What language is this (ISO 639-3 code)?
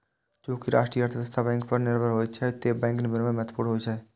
mai